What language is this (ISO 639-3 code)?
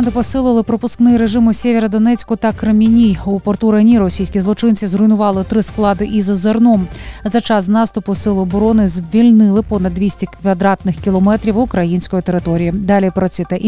ukr